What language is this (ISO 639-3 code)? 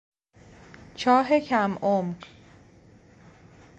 fas